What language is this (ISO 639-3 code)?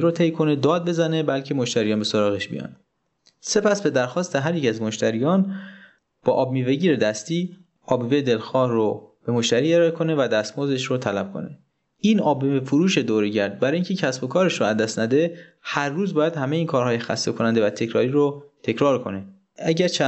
fas